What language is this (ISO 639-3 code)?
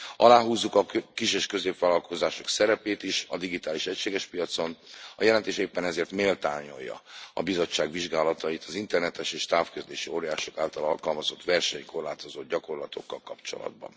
hun